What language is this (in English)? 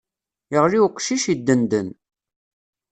Kabyle